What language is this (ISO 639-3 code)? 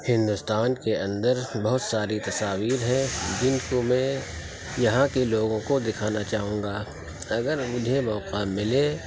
urd